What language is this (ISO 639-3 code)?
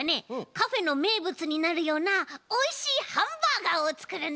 jpn